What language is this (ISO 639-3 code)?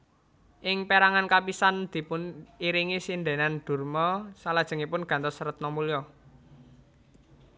jav